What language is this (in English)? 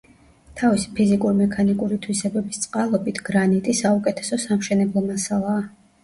Georgian